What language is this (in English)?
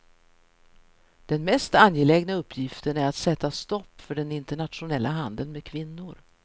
Swedish